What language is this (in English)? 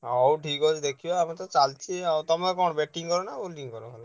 Odia